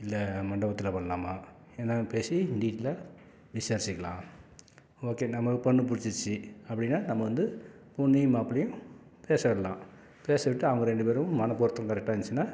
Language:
Tamil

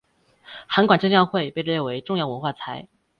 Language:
Chinese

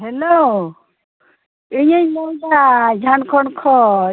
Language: Santali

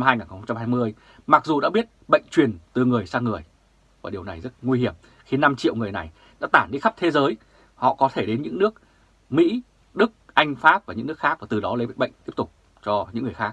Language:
Vietnamese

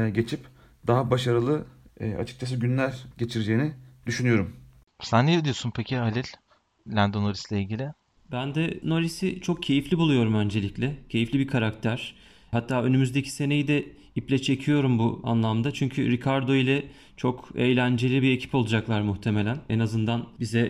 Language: Turkish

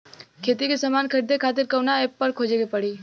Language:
Bhojpuri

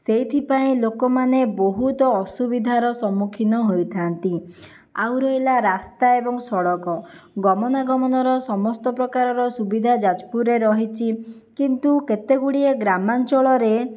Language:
Odia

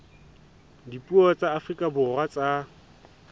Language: Southern Sotho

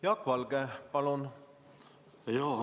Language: Estonian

